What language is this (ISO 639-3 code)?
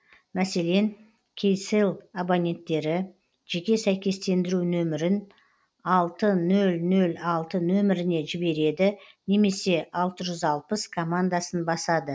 kaz